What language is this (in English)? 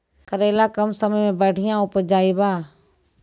Maithili